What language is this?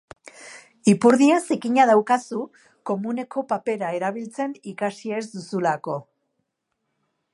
Basque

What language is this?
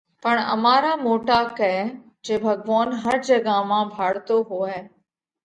Parkari Koli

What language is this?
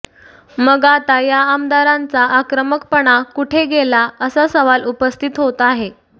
Marathi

